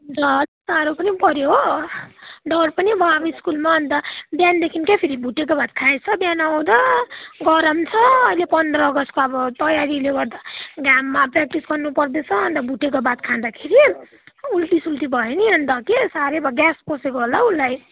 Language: Nepali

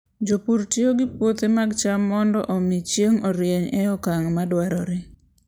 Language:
Luo (Kenya and Tanzania)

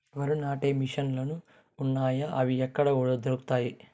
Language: Telugu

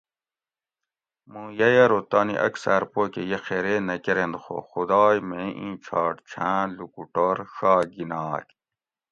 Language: Gawri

